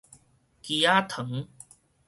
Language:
Min Nan Chinese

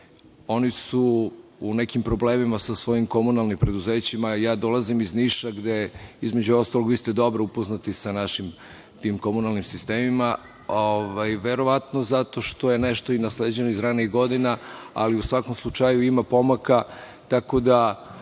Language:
Serbian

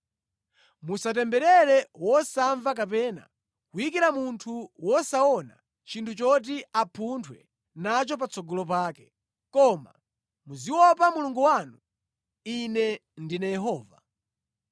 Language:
Nyanja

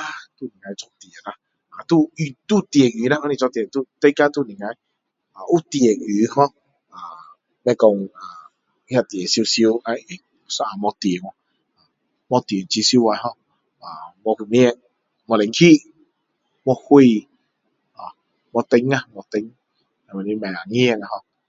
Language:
Min Dong Chinese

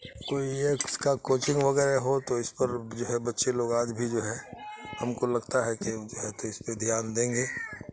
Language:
Urdu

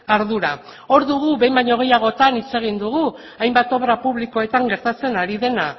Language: Basque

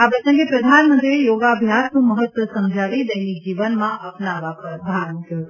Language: Gujarati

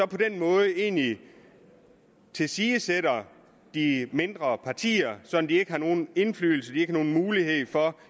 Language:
Danish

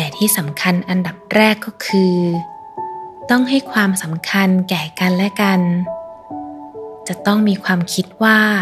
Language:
Thai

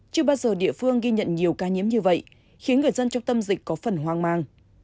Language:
Vietnamese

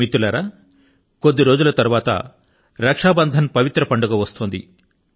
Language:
Telugu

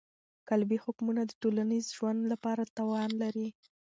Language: Pashto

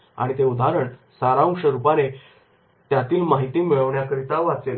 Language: Marathi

